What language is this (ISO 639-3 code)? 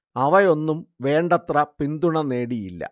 mal